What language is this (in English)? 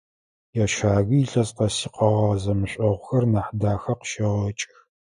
Adyghe